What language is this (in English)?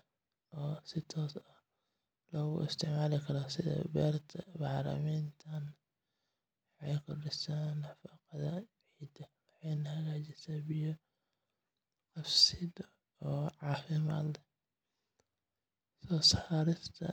Somali